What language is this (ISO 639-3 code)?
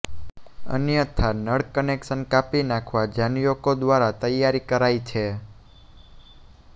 guj